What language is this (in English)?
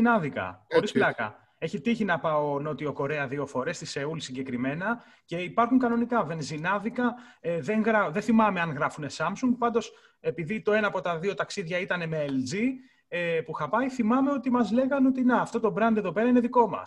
Greek